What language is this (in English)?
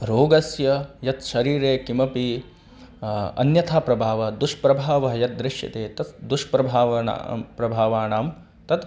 Sanskrit